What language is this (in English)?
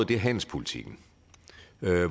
Danish